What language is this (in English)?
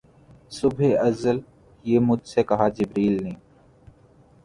Urdu